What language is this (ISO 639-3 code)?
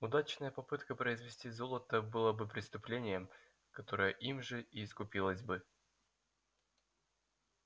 rus